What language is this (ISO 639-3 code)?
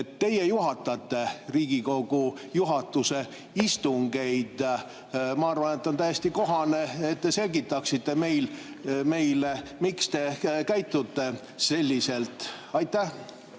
est